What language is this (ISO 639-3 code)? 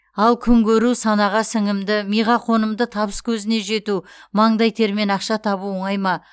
kaz